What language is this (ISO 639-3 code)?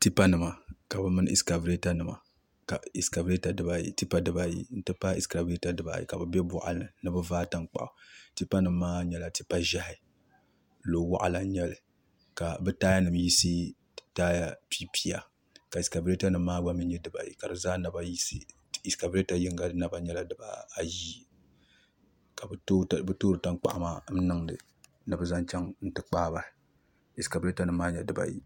dag